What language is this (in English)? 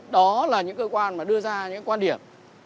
Vietnamese